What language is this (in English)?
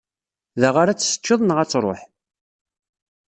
Kabyle